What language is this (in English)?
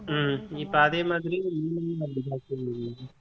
Tamil